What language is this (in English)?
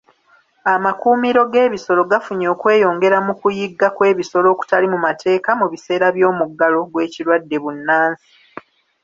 Ganda